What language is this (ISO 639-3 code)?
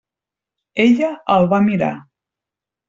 cat